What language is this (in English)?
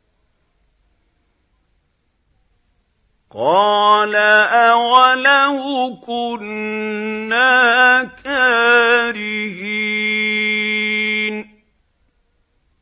Arabic